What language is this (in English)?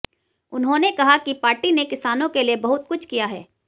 Hindi